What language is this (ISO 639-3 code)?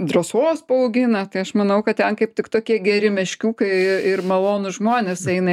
lit